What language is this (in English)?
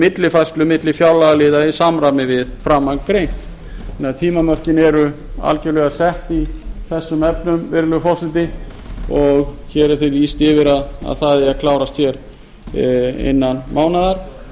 Icelandic